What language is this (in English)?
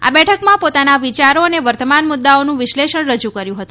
Gujarati